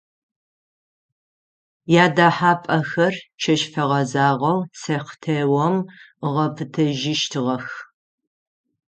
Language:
Adyghe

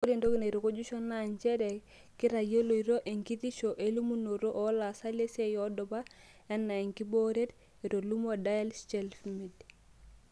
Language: Masai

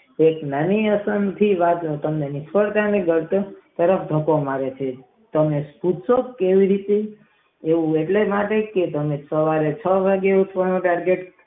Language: Gujarati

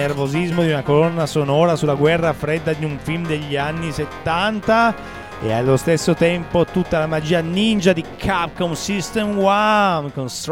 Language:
Italian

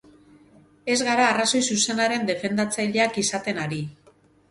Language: Basque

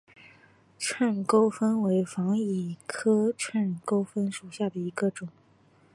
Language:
Chinese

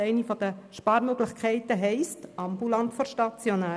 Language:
Swiss German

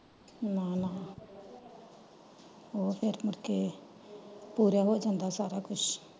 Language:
Punjabi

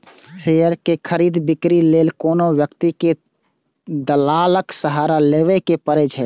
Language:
Maithili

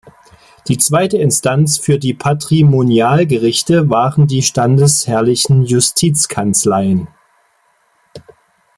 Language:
German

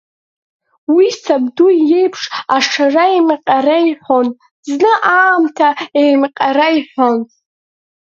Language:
Abkhazian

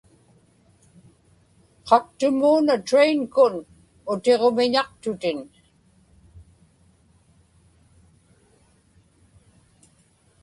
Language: Inupiaq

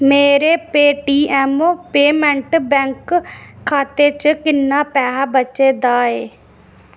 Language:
Dogri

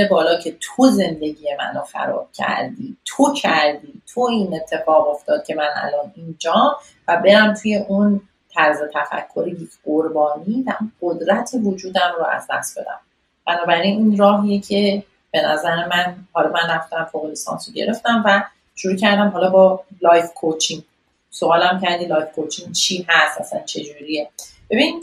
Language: Persian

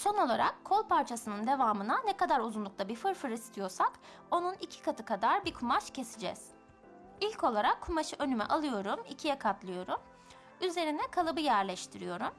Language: Turkish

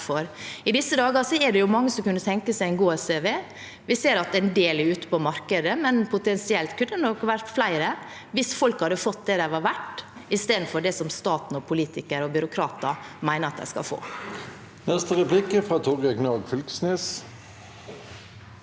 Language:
Norwegian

